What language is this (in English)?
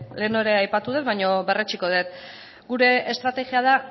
Basque